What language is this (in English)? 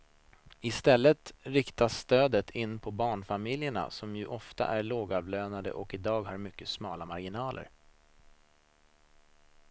Swedish